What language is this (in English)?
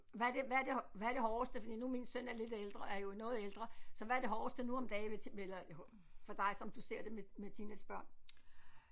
Danish